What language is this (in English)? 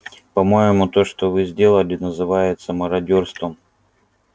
Russian